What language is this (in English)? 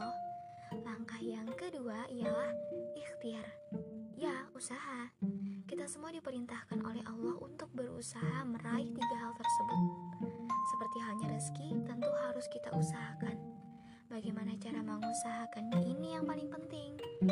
Indonesian